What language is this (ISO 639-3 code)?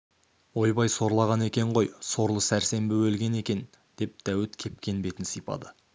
kaz